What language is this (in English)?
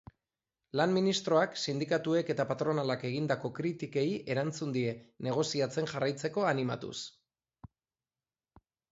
Basque